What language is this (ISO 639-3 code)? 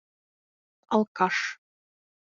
bak